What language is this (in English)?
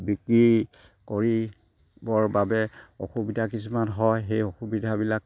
Assamese